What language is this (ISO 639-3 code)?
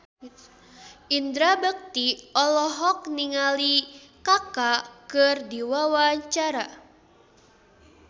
sun